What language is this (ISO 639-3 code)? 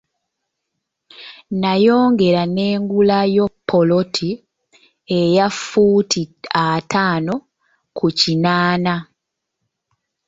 lug